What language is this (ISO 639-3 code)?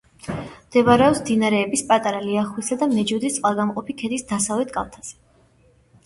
kat